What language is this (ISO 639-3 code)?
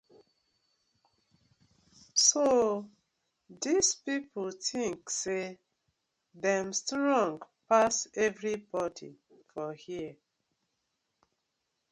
pcm